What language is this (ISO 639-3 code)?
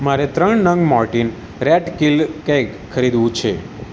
guj